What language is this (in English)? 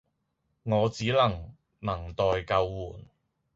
Cantonese